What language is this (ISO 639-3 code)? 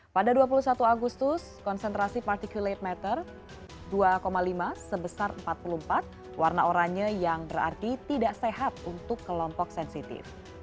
ind